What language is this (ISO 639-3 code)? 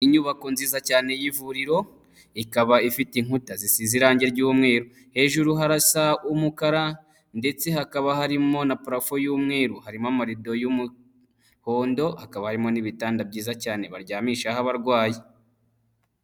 kin